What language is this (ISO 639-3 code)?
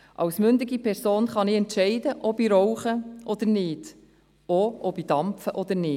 gsw